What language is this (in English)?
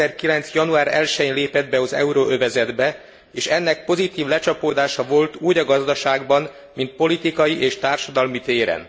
Hungarian